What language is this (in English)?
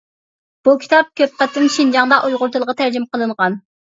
Uyghur